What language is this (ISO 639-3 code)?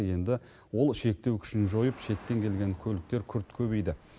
kaz